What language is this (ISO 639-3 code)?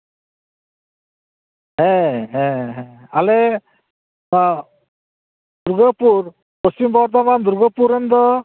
sat